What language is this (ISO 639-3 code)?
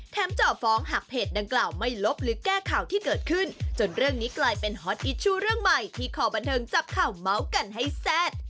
tha